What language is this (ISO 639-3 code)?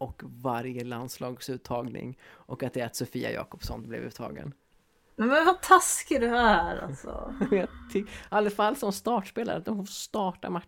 swe